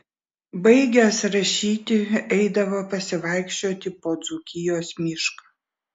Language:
Lithuanian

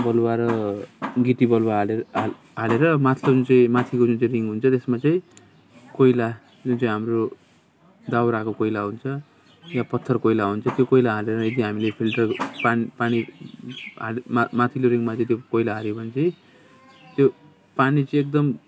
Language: Nepali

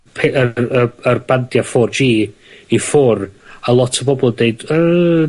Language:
Welsh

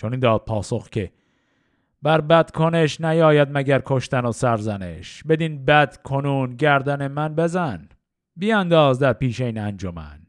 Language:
Persian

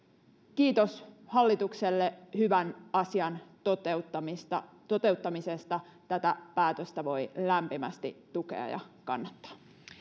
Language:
Finnish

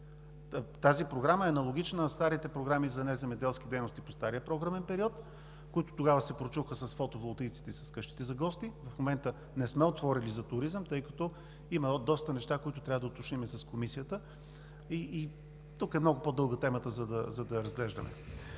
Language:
Bulgarian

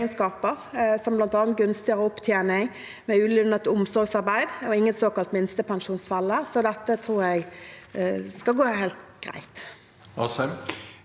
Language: Norwegian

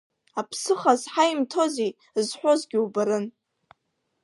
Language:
Abkhazian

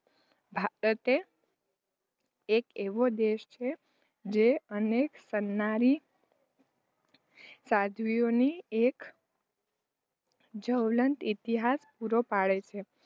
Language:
Gujarati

